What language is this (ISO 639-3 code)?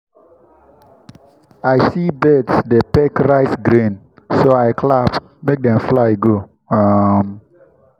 pcm